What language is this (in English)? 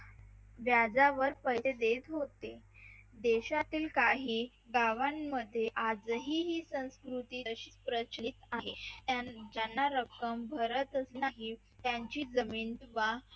Marathi